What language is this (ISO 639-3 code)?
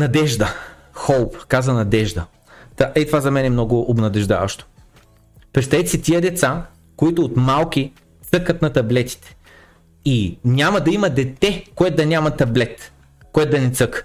bul